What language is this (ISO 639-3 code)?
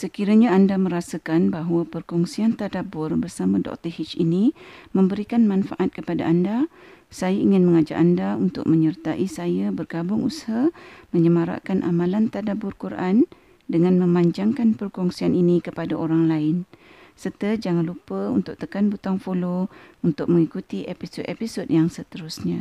msa